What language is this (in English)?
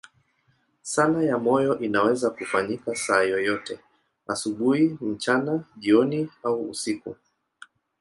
Swahili